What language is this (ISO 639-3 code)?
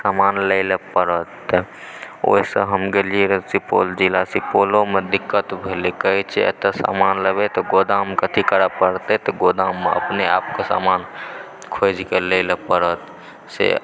mai